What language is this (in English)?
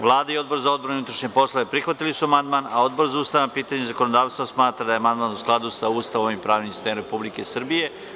Serbian